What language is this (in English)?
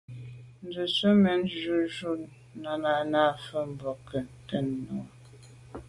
Medumba